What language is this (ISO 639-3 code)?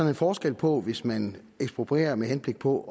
dan